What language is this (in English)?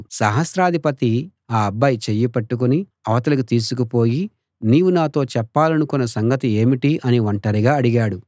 Telugu